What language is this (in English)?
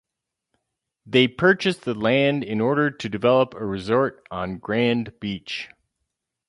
English